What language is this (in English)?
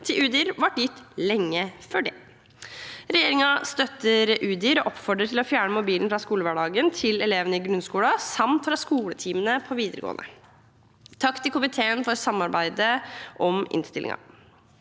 Norwegian